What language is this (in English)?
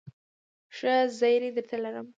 Pashto